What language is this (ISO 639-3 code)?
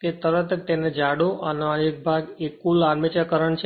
guj